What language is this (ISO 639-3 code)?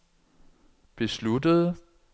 dan